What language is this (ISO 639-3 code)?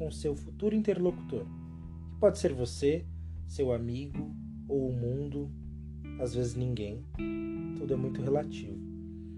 por